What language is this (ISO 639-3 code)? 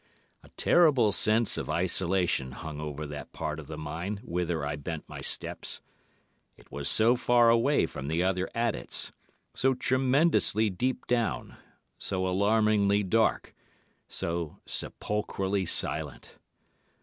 eng